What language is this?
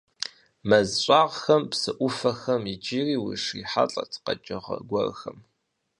Kabardian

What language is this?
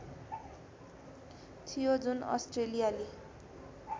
Nepali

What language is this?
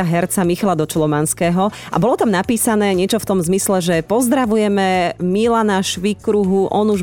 Slovak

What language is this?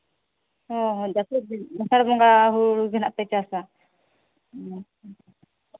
Santali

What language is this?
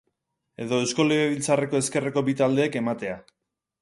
Basque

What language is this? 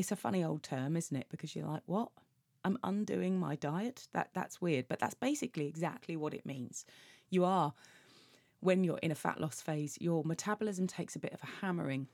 English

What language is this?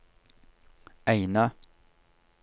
Norwegian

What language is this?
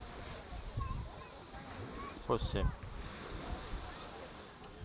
Russian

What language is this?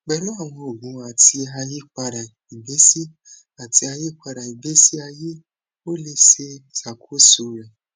Yoruba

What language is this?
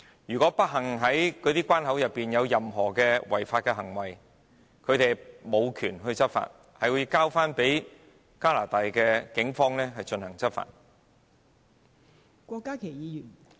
Cantonese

